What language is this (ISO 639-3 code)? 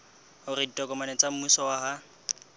sot